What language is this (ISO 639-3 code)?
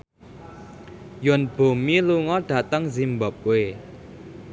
jav